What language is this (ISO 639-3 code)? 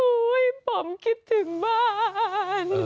tha